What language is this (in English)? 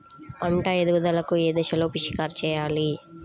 Telugu